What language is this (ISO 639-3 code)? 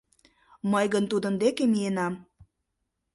chm